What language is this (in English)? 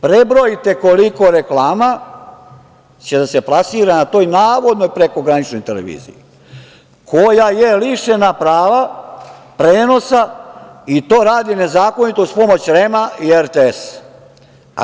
Serbian